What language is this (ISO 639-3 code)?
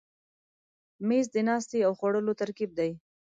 pus